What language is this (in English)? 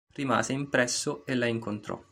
Italian